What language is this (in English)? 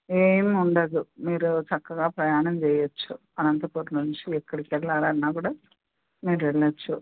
Telugu